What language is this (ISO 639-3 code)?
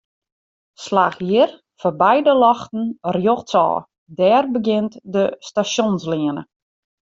fry